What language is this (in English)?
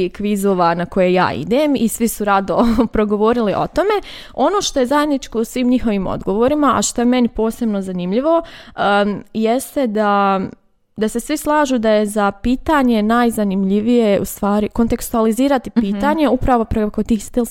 Croatian